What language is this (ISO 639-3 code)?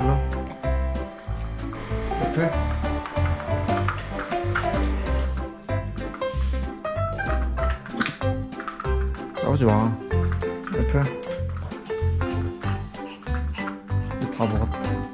kor